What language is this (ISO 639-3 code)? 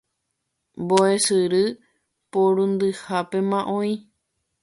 grn